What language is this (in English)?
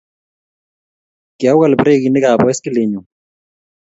Kalenjin